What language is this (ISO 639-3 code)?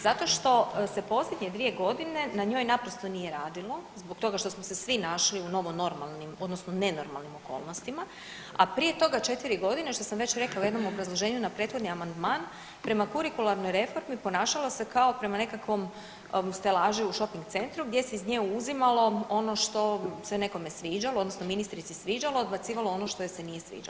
hrv